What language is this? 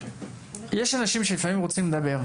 Hebrew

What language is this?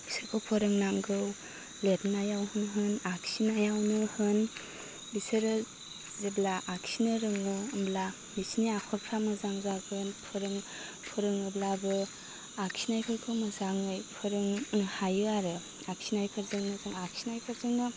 Bodo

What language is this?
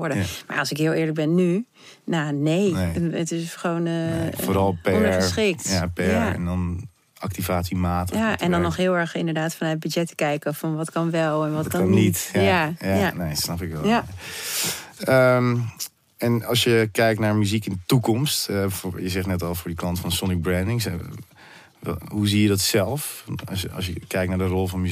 Dutch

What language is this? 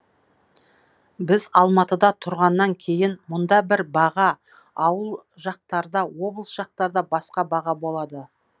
Kazakh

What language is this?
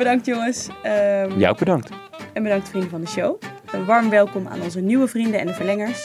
Dutch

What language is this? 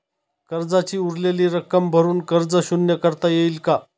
Marathi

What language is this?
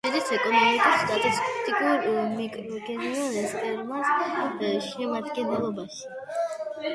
Georgian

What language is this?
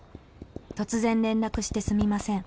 Japanese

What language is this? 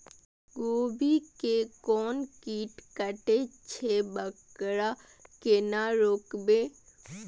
Maithili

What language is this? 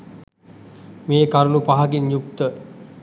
Sinhala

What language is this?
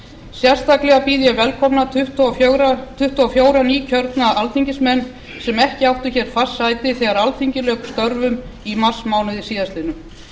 Icelandic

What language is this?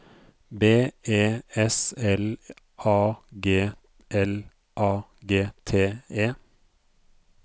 Norwegian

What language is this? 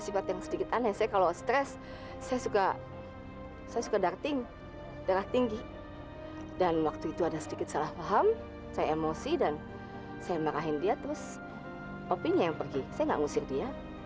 Indonesian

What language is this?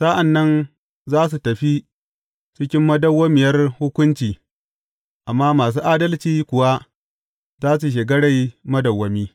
Hausa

